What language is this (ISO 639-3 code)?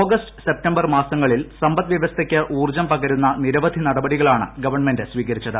mal